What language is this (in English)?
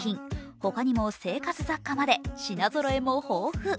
Japanese